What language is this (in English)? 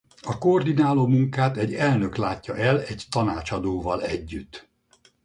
Hungarian